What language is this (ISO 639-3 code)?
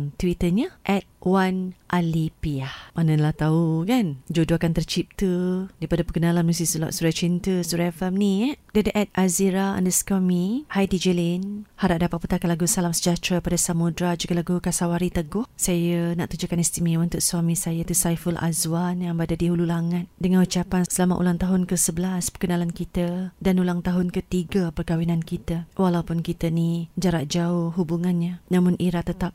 msa